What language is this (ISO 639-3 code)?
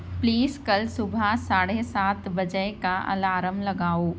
urd